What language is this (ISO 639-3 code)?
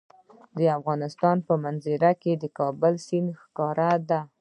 pus